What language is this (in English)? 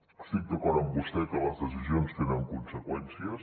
Catalan